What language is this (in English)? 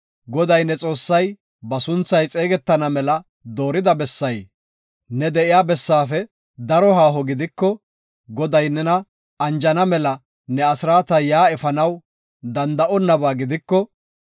Gofa